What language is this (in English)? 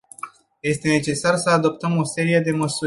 Romanian